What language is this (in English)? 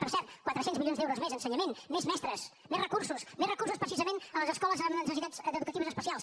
Catalan